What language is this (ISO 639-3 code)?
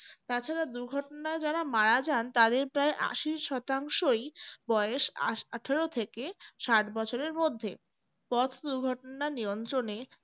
ben